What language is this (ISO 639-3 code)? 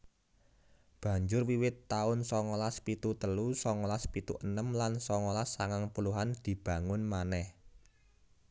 jav